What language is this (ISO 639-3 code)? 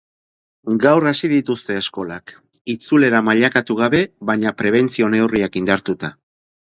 eus